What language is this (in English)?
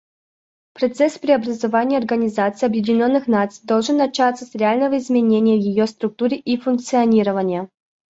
Russian